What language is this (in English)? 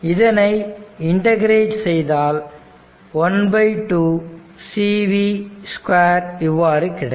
Tamil